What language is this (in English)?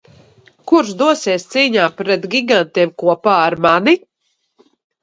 Latvian